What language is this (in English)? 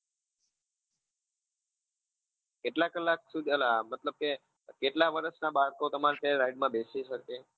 Gujarati